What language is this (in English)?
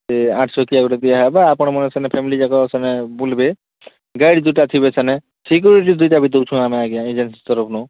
Odia